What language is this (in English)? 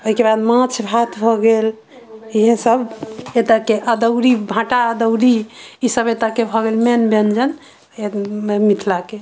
Maithili